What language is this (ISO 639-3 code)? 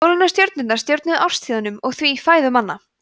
isl